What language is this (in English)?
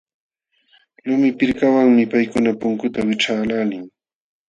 Jauja Wanca Quechua